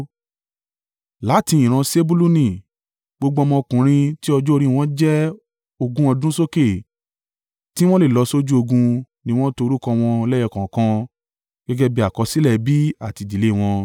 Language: Yoruba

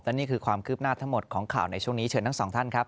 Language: Thai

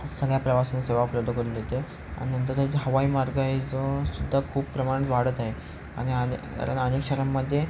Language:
Marathi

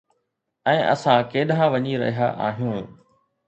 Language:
Sindhi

